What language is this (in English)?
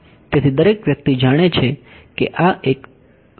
Gujarati